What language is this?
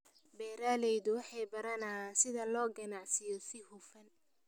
Somali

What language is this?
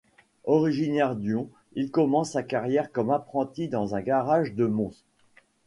French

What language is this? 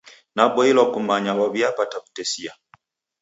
Taita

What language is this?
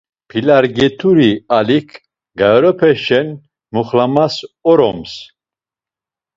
Laz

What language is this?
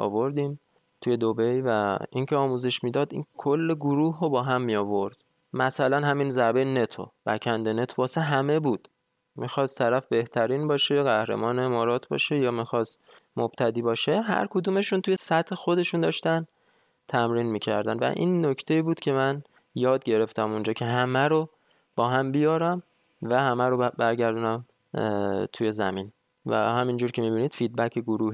Persian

